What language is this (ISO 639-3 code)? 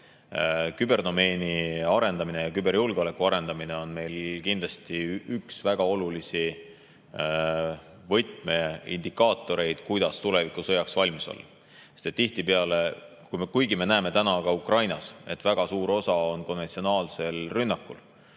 est